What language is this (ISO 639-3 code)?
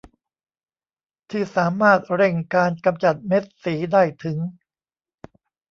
tha